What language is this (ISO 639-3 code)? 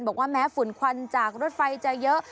tha